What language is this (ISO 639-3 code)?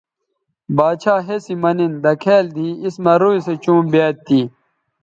btv